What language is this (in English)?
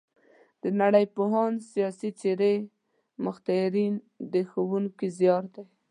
Pashto